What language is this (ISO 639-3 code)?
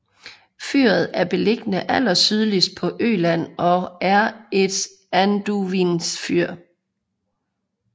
dan